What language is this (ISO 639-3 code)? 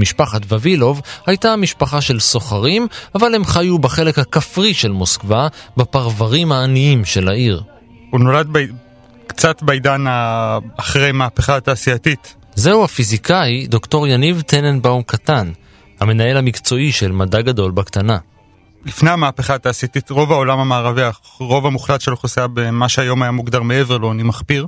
heb